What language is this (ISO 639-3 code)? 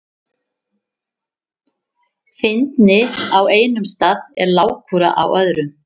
isl